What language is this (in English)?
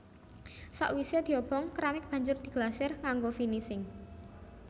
Javanese